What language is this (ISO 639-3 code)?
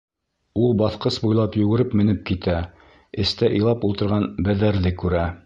bak